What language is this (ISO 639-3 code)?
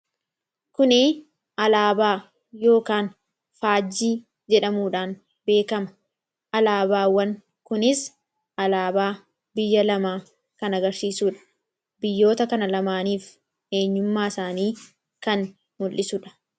orm